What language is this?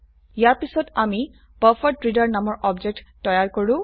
Assamese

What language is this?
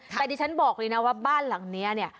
Thai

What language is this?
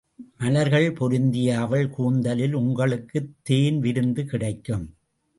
Tamil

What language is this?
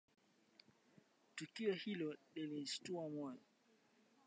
Swahili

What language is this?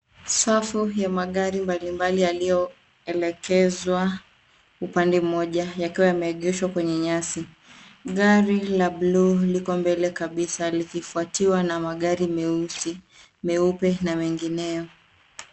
Swahili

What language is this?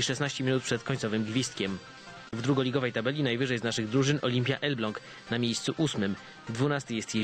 Polish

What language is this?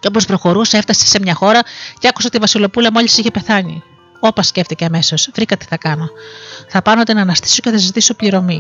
Greek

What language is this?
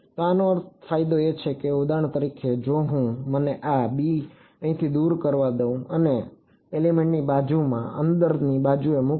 Gujarati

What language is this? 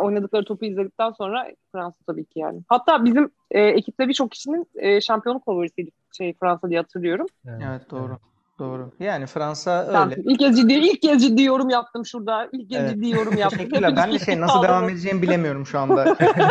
Turkish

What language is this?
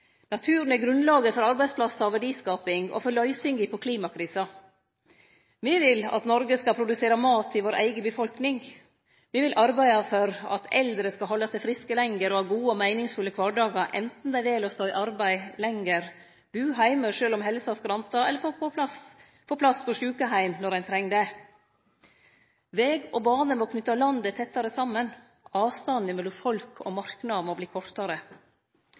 Norwegian Nynorsk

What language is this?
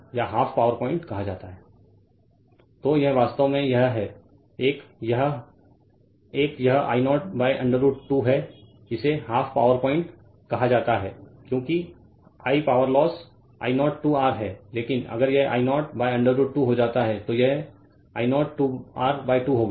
Hindi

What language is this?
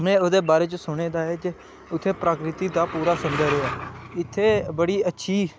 Dogri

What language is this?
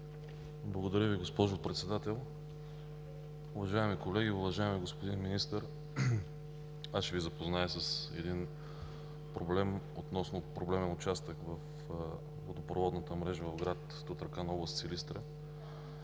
Bulgarian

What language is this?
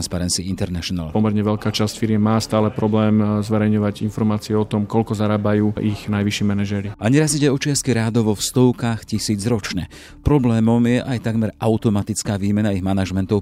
Slovak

